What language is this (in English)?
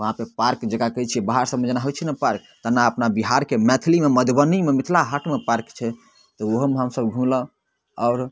Maithili